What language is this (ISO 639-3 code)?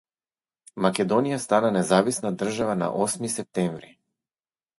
mkd